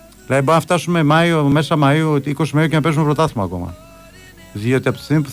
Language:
Greek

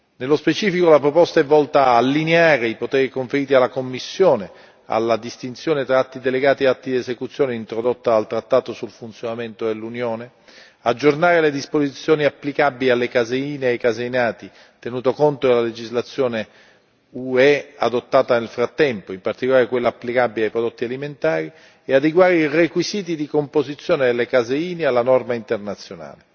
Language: Italian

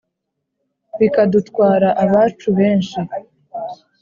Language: Kinyarwanda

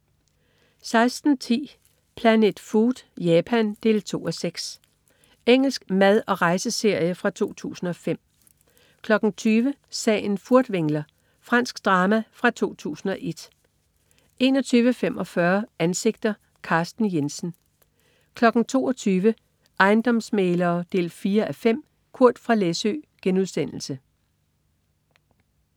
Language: Danish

